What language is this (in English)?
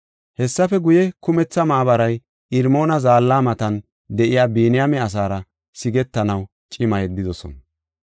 Gofa